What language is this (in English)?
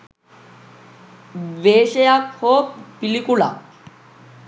Sinhala